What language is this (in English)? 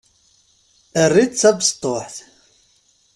Kabyle